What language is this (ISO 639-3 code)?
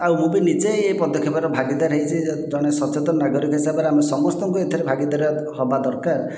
ori